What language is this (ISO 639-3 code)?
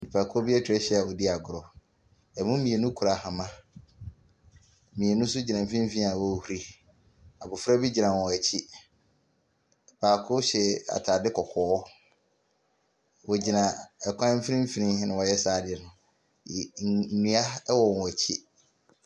aka